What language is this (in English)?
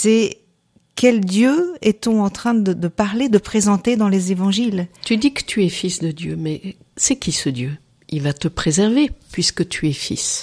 French